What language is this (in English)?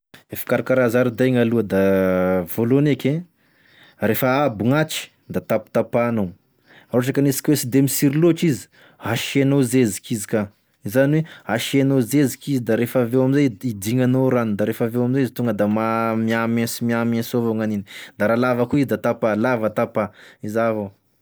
Tesaka Malagasy